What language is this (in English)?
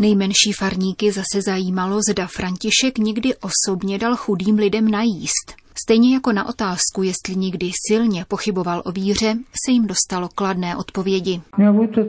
Czech